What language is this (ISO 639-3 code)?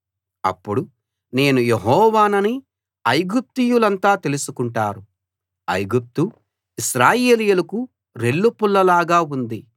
tel